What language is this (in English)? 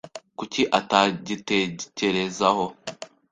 Kinyarwanda